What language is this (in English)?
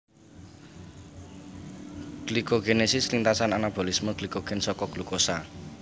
Javanese